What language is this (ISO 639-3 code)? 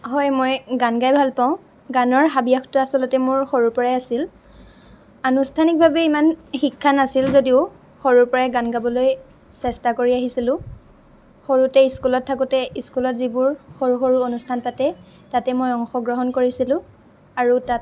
asm